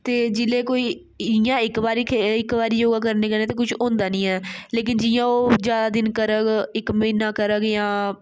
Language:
Dogri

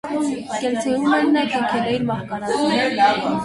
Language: Armenian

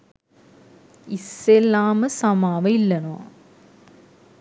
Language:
Sinhala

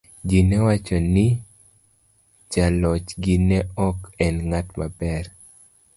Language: Luo (Kenya and Tanzania)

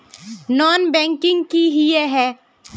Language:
Magahi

